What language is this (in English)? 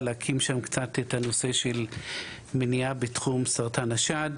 Hebrew